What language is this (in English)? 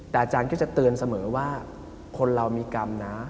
Thai